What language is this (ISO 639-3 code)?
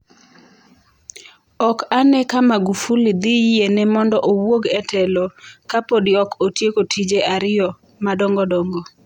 luo